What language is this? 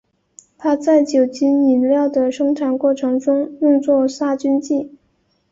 Chinese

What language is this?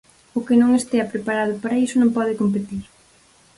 Galician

